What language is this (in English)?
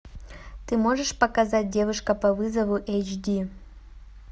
Russian